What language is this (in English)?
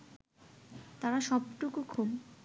Bangla